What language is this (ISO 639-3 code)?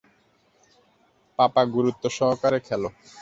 ben